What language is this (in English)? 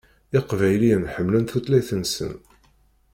Kabyle